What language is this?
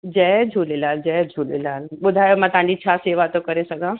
Sindhi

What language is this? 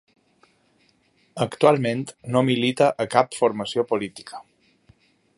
Catalan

